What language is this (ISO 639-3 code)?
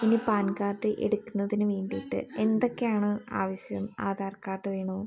mal